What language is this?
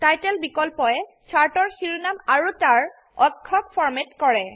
Assamese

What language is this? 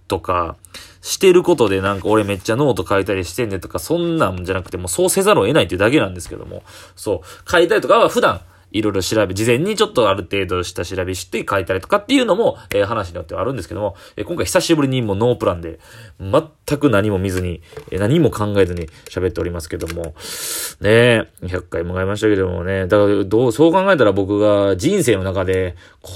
Japanese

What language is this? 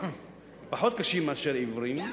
Hebrew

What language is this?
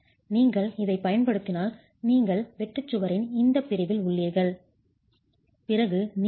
Tamil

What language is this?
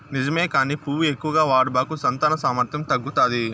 Telugu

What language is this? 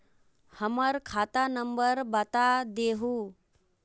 Magahi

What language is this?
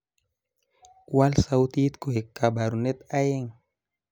Kalenjin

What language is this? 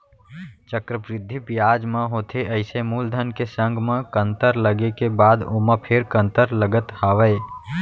Chhattisgarhi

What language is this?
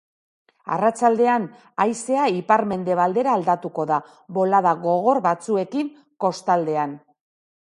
Basque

